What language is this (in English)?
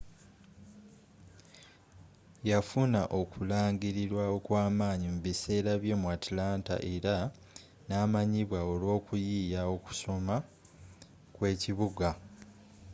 Ganda